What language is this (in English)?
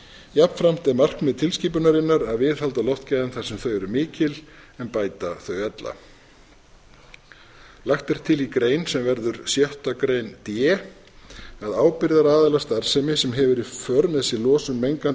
Icelandic